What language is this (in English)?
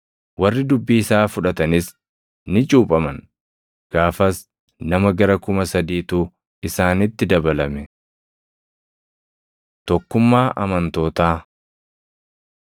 Oromo